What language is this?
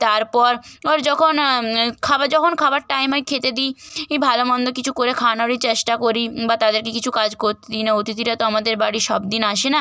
Bangla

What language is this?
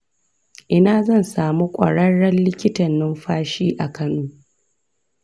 Hausa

